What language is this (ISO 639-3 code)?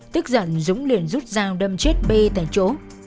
vie